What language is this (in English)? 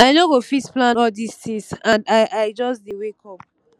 Nigerian Pidgin